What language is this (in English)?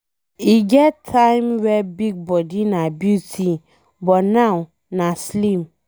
Nigerian Pidgin